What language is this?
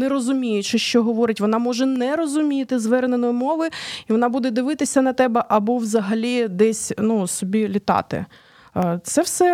Ukrainian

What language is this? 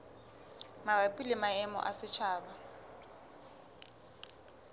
Southern Sotho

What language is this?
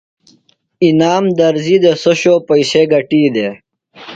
Phalura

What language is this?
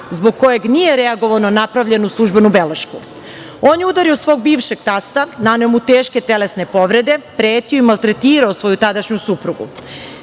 Serbian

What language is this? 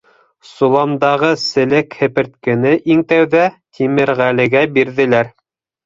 Bashkir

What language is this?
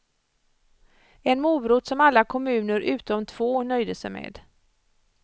Swedish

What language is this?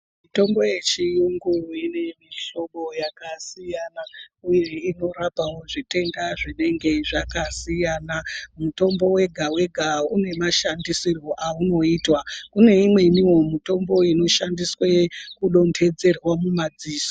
Ndau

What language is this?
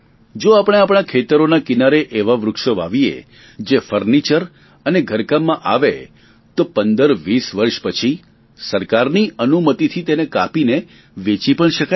Gujarati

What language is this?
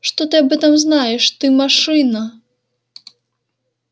Russian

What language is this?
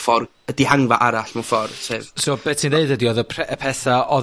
Welsh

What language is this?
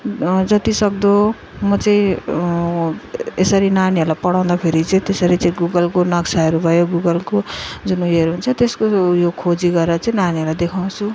Nepali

